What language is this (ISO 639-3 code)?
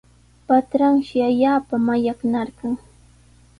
qws